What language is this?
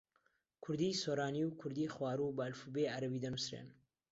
Central Kurdish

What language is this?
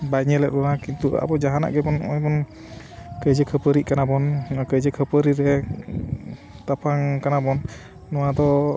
Santali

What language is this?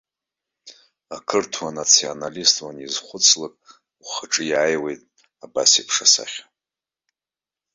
Abkhazian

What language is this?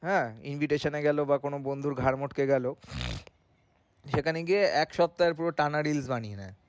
Bangla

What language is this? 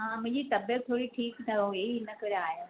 Sindhi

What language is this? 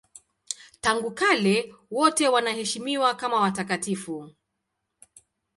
Swahili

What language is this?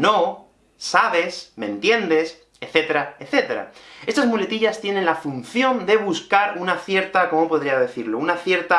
Spanish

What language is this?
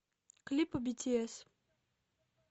Russian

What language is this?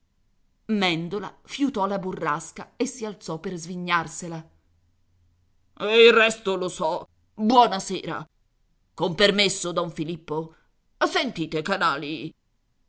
Italian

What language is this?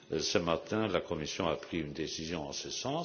French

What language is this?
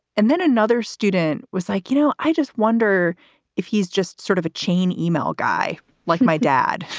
English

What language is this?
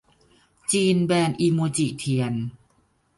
Thai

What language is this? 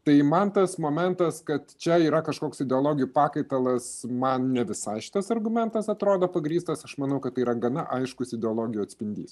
Lithuanian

